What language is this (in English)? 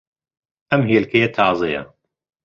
Central Kurdish